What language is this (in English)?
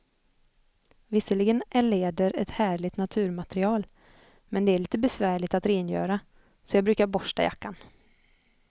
Swedish